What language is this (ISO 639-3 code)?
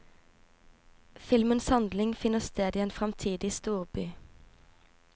nor